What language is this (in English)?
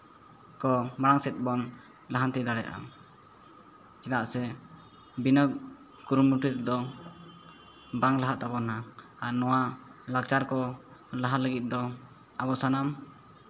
Santali